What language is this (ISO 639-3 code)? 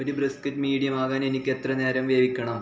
mal